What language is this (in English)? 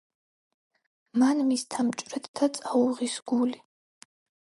Georgian